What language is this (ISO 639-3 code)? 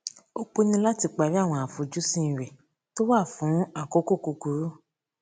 yor